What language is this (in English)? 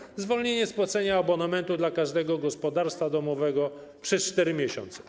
Polish